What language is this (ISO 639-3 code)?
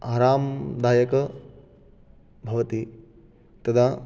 san